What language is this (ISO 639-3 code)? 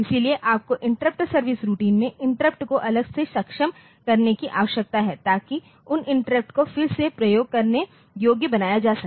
hin